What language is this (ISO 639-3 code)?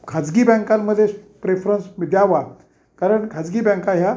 mar